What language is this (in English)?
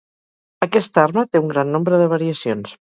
Catalan